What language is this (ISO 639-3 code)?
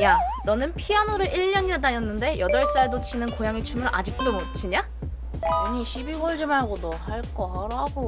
kor